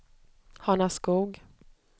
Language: Swedish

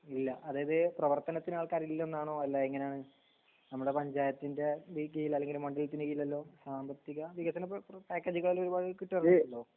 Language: Malayalam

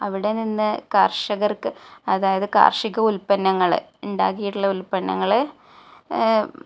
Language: Malayalam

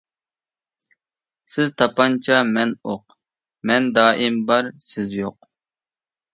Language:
Uyghur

